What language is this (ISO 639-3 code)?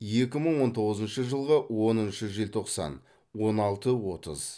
kaz